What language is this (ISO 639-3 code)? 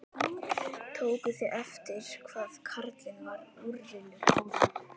isl